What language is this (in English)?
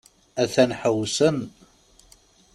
Kabyle